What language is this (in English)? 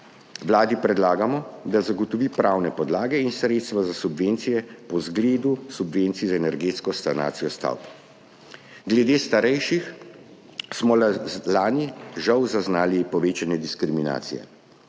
Slovenian